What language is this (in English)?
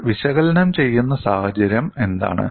Malayalam